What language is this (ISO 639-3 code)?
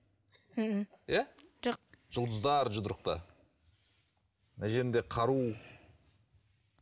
kaz